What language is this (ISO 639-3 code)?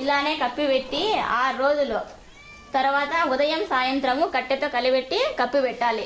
tel